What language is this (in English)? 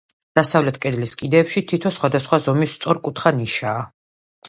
Georgian